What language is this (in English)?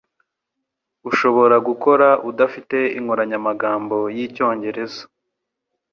Kinyarwanda